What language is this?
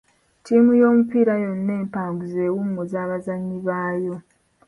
Ganda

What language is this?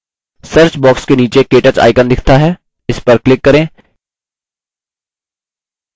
Hindi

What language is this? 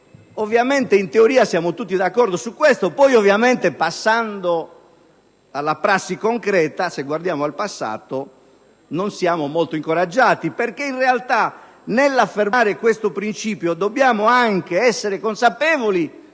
Italian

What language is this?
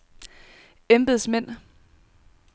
Danish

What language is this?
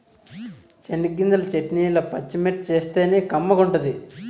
Telugu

